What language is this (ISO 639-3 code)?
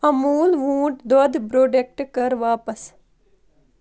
kas